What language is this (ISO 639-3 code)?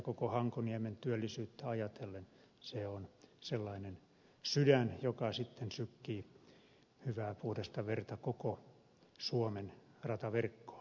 fin